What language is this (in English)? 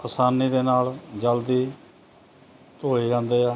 Punjabi